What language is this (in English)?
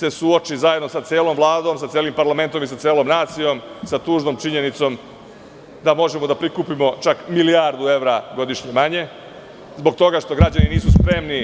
Serbian